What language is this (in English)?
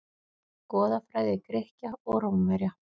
Icelandic